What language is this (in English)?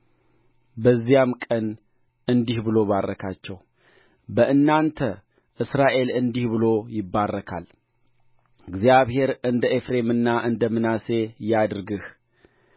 Amharic